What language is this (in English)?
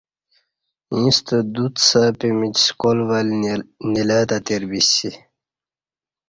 Kati